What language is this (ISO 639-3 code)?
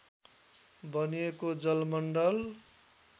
nep